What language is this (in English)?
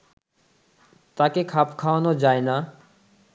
Bangla